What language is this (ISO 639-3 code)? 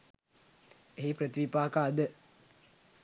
sin